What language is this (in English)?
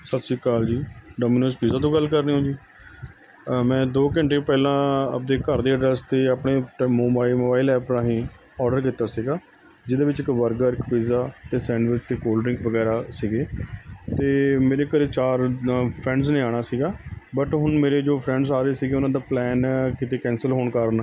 Punjabi